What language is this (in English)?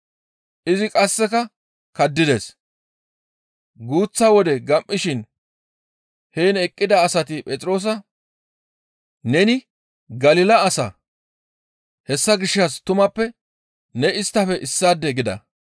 Gamo